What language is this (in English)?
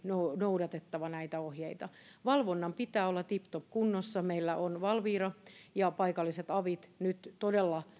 Finnish